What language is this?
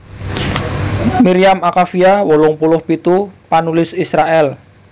Javanese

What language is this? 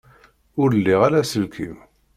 Kabyle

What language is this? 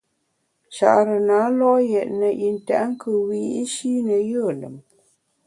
Bamun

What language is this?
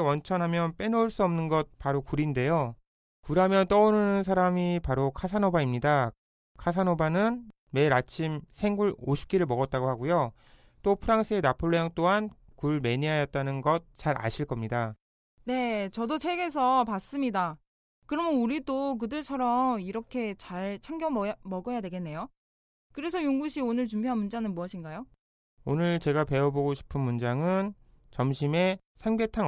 Korean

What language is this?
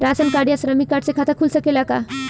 Bhojpuri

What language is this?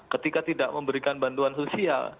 Indonesian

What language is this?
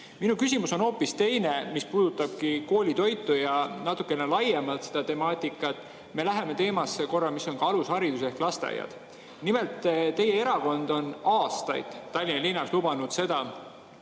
Estonian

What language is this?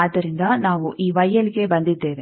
Kannada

